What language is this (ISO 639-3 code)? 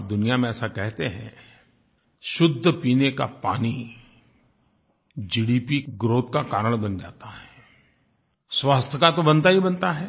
hin